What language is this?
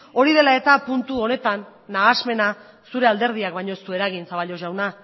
Basque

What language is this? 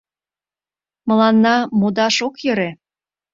Mari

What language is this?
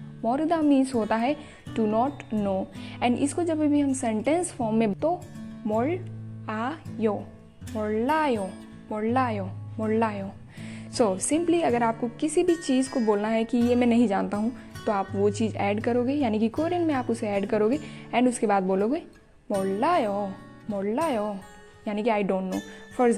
Korean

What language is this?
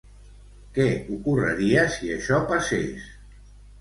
Catalan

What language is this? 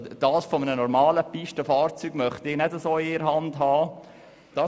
Swiss German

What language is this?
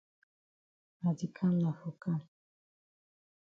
Cameroon Pidgin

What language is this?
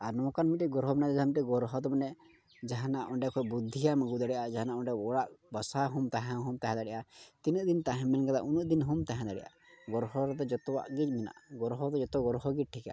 Santali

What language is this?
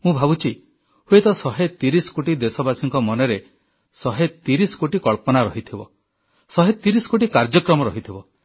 Odia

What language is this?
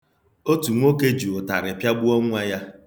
Igbo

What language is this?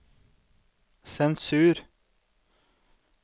Norwegian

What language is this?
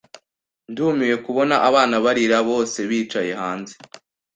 Kinyarwanda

